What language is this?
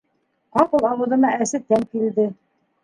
Bashkir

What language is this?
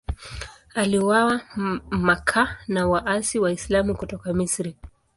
Swahili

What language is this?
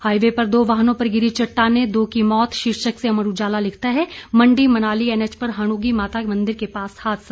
Hindi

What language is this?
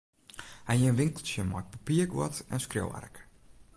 Western Frisian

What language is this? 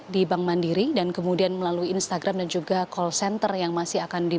Indonesian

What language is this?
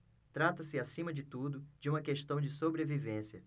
Portuguese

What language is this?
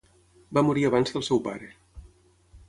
Catalan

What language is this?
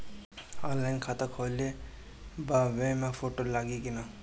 Bhojpuri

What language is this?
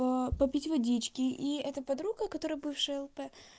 Russian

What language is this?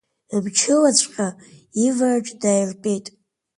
Abkhazian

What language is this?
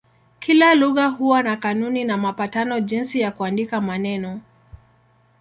Swahili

